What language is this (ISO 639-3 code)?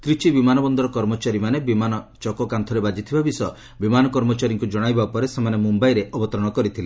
ori